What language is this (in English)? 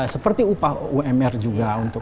Indonesian